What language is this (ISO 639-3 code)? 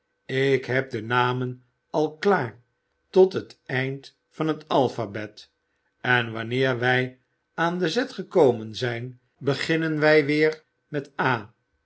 nld